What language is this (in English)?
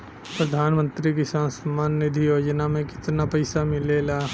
Bhojpuri